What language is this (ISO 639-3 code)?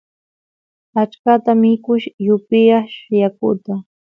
qus